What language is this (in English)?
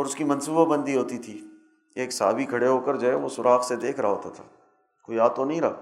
Urdu